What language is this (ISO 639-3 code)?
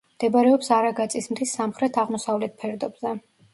kat